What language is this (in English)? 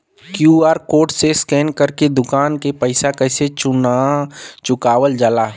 Bhojpuri